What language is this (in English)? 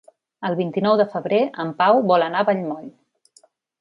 Catalan